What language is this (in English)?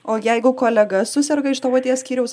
Lithuanian